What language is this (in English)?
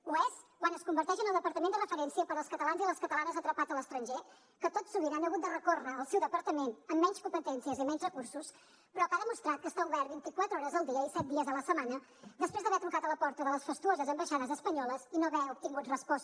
Catalan